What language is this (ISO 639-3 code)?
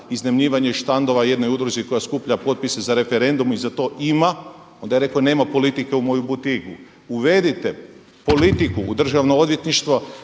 hrv